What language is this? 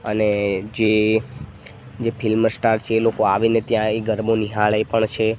Gujarati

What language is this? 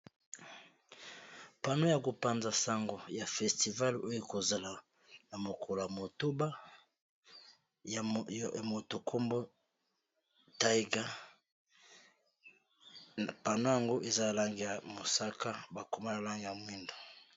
Lingala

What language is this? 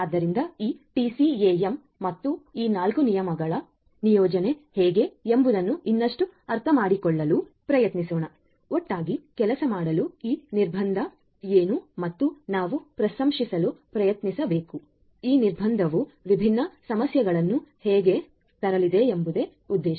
Kannada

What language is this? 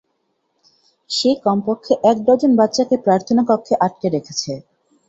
Bangla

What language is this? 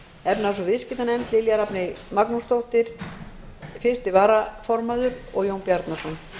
Icelandic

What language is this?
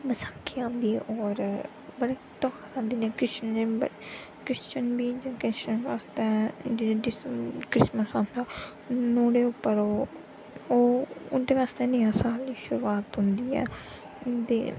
Dogri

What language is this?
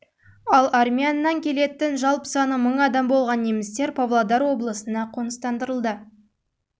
Kazakh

